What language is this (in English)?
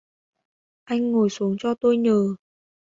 Vietnamese